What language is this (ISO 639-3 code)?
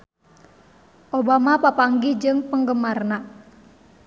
sun